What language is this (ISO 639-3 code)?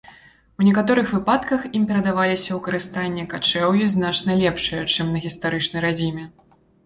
bel